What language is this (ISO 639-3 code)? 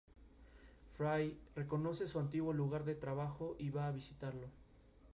spa